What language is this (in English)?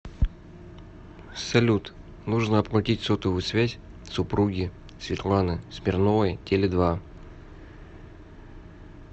Russian